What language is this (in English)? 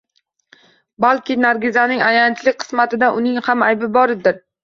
Uzbek